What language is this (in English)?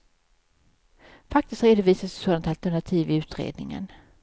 Swedish